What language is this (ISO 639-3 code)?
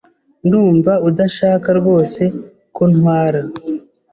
kin